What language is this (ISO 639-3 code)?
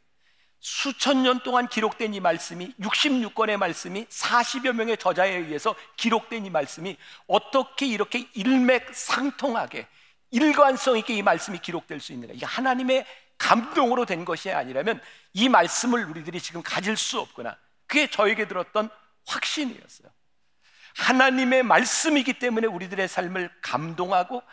kor